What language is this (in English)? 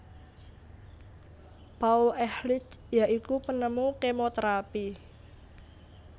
Javanese